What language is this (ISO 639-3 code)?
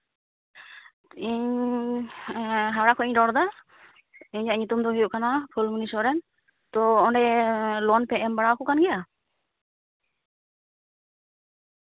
sat